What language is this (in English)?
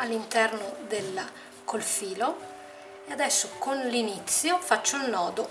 Italian